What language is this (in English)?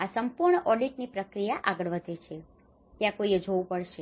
Gujarati